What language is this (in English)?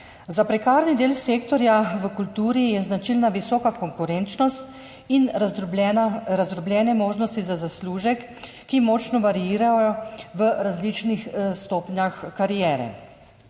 Slovenian